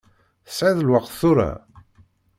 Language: Kabyle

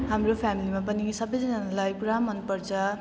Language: Nepali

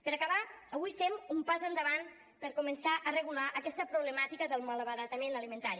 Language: Catalan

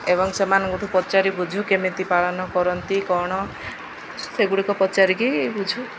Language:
Odia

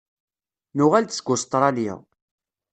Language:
Kabyle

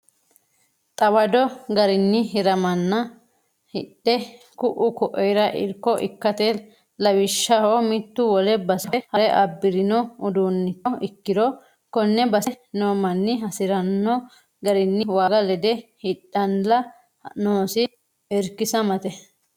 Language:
Sidamo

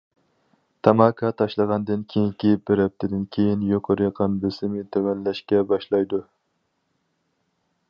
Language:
Uyghur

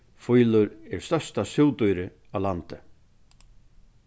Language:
Faroese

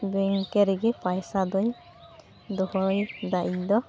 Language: Santali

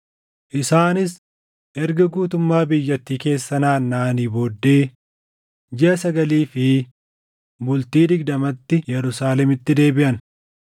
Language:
Oromo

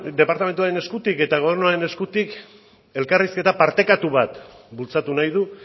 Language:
Basque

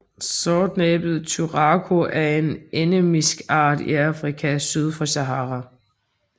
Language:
Danish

